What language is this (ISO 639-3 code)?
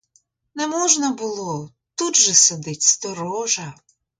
ukr